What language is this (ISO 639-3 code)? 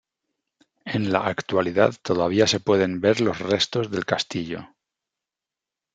spa